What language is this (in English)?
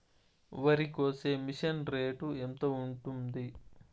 Telugu